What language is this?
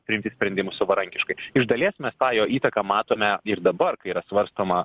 Lithuanian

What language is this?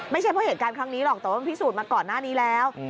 Thai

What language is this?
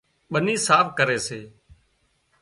Wadiyara Koli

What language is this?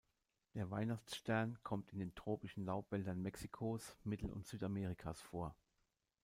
German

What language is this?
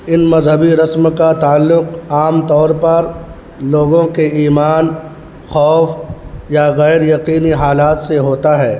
Urdu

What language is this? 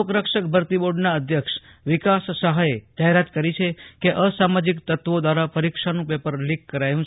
Gujarati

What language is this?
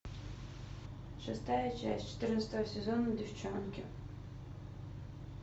Russian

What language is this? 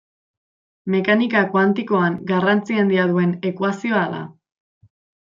Basque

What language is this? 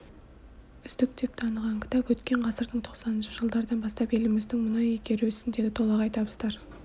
Kazakh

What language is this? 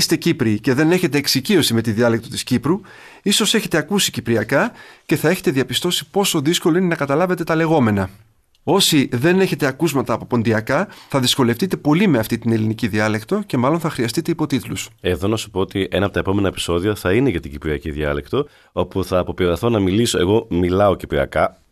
Greek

